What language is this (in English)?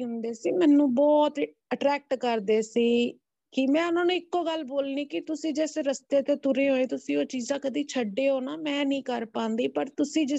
Punjabi